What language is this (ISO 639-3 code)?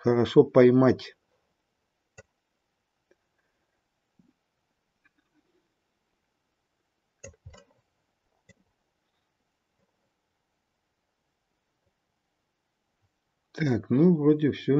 rus